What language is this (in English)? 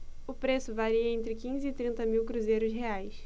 Portuguese